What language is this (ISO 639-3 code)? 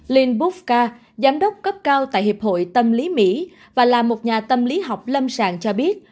vie